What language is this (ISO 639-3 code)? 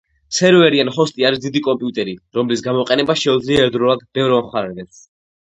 kat